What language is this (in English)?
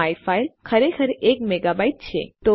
Gujarati